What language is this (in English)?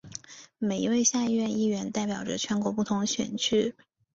Chinese